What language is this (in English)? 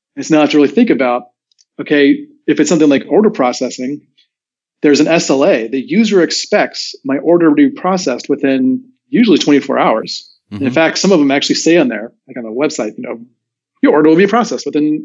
English